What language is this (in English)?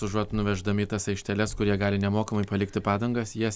Lithuanian